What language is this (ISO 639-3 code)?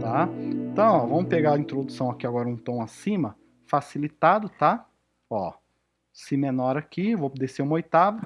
por